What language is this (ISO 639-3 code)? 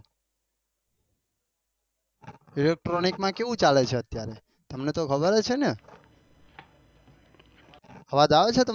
guj